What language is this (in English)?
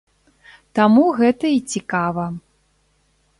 Belarusian